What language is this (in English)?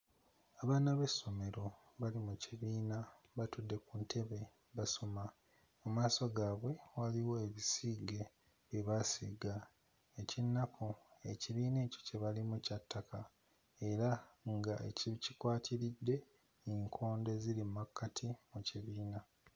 Ganda